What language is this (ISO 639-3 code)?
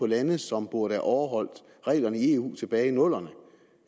dan